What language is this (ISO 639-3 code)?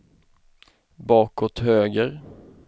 swe